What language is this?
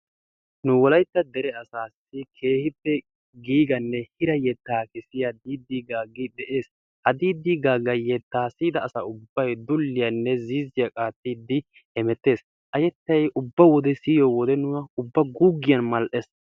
Wolaytta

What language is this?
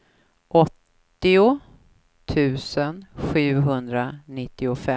Swedish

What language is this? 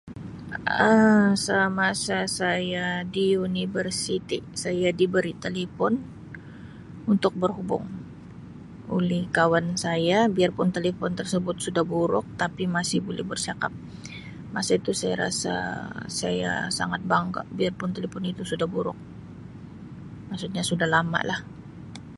Sabah Malay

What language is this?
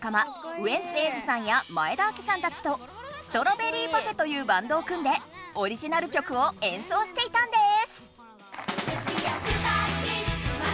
Japanese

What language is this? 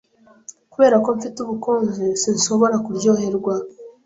Kinyarwanda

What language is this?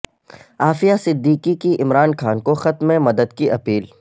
Urdu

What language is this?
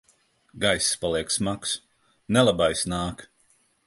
Latvian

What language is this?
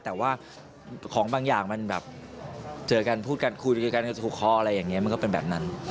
Thai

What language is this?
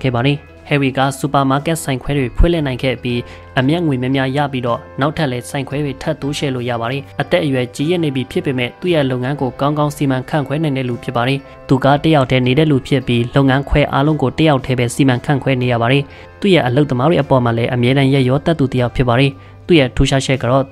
Thai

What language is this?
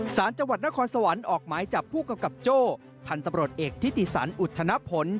Thai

